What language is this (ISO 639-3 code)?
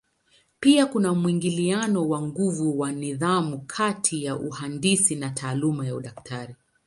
swa